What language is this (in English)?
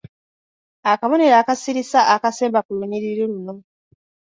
Ganda